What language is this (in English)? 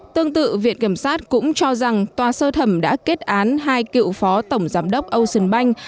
Vietnamese